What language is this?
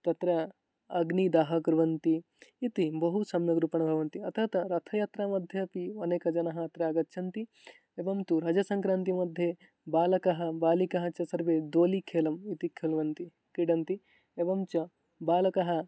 Sanskrit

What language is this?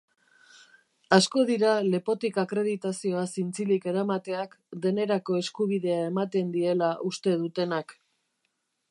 Basque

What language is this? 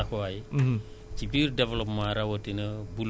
Wolof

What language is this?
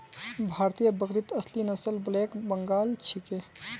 Magahi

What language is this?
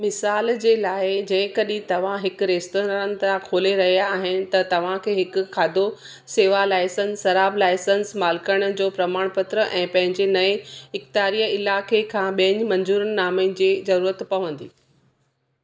Sindhi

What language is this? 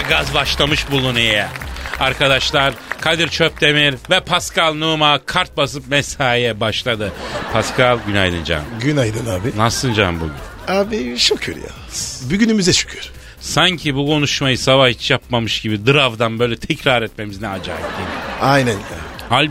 Turkish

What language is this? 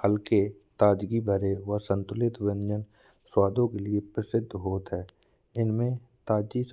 Bundeli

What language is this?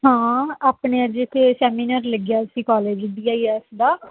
Punjabi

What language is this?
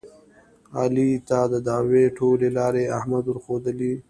Pashto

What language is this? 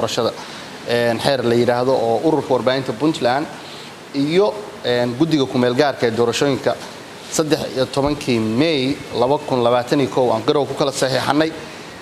Arabic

